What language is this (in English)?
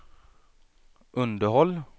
Swedish